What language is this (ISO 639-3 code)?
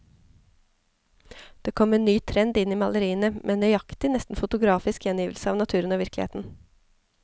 nor